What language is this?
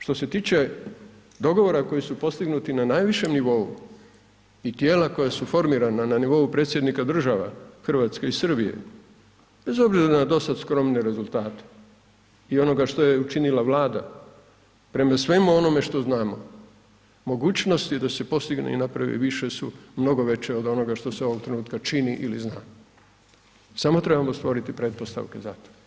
Croatian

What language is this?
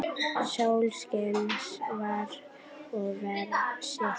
Icelandic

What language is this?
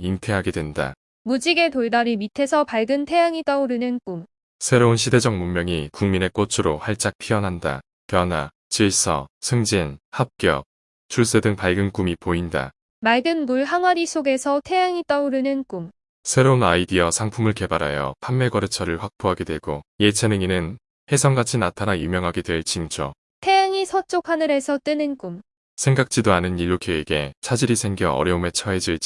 Korean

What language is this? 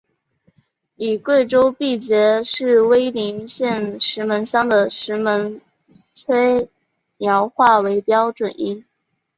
Chinese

